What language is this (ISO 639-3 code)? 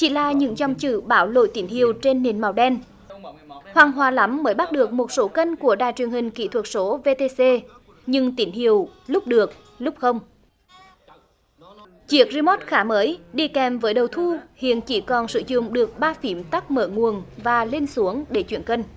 vie